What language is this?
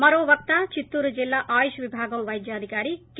Telugu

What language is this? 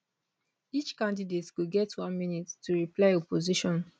Nigerian Pidgin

